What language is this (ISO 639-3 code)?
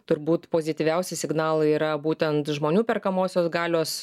lit